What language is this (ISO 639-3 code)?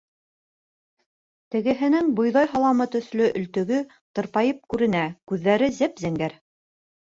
bak